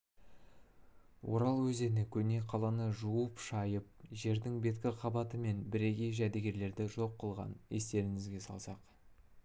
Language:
Kazakh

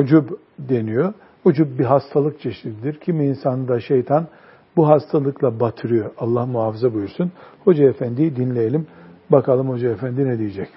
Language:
Turkish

